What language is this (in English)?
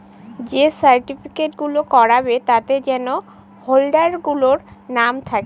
Bangla